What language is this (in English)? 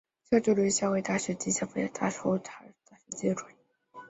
Chinese